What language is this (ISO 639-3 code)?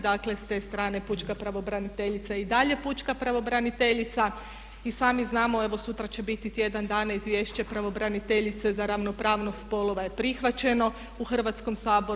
hrv